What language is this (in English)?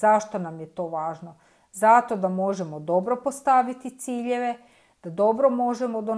Croatian